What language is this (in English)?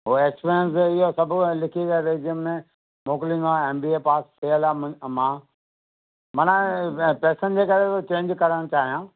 Sindhi